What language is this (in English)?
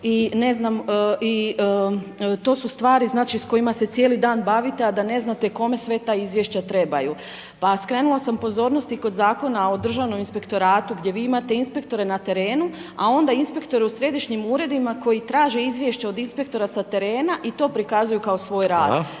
Croatian